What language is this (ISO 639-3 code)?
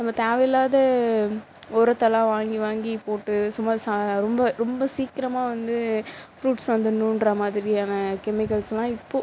tam